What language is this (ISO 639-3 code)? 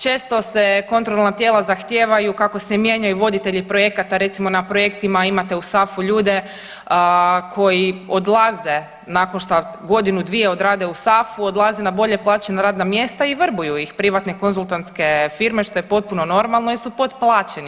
hrv